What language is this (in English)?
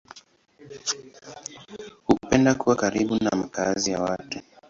Swahili